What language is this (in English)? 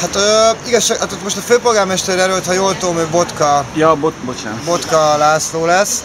Hungarian